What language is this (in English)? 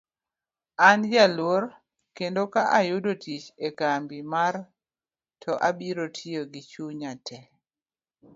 Luo (Kenya and Tanzania)